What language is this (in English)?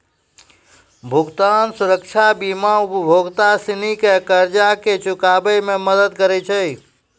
Maithili